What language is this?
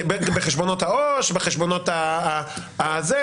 Hebrew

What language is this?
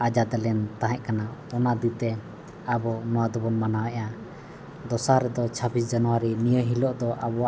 Santali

